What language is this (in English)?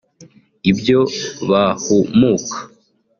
Kinyarwanda